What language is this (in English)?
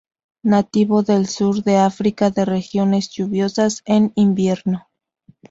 Spanish